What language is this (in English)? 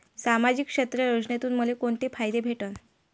Marathi